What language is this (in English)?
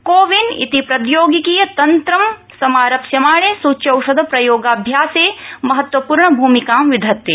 Sanskrit